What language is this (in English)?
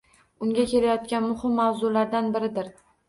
Uzbek